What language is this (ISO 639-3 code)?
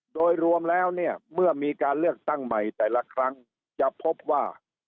tha